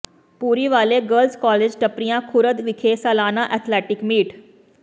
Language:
Punjabi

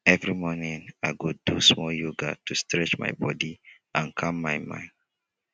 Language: Nigerian Pidgin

